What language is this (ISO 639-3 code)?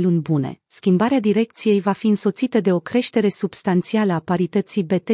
ron